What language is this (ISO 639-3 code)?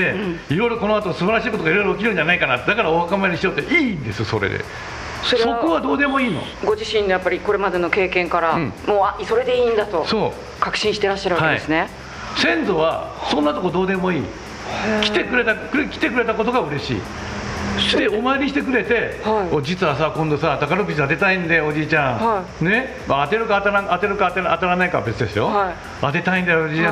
jpn